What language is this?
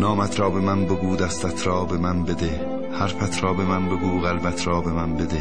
Persian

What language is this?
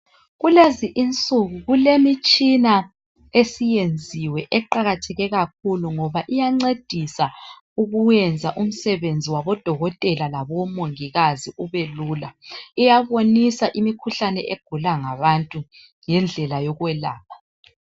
North Ndebele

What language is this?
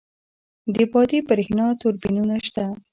Pashto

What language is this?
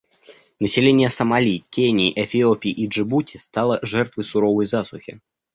Russian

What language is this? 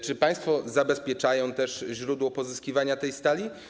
Polish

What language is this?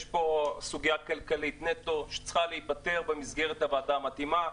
Hebrew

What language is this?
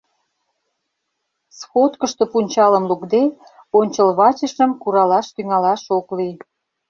Mari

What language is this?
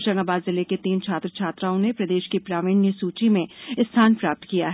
Hindi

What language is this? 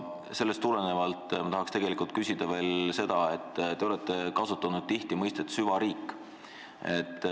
Estonian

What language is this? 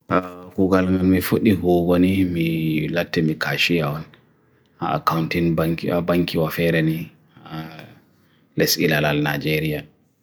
Bagirmi Fulfulde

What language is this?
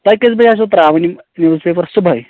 Kashmiri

